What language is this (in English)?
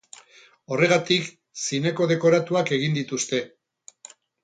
Basque